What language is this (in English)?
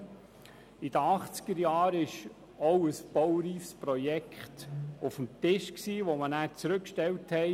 Swiss German